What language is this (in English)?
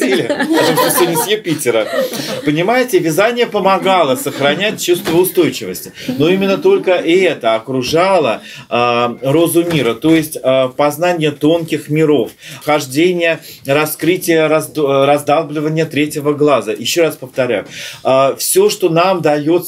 Russian